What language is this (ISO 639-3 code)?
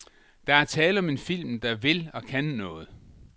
dan